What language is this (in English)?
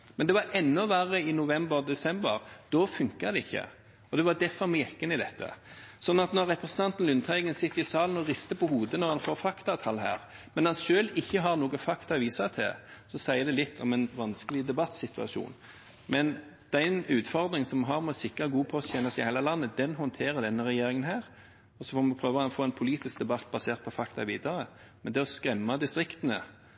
Norwegian Bokmål